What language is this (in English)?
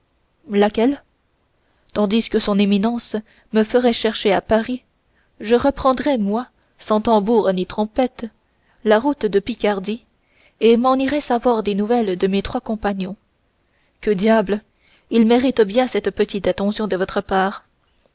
French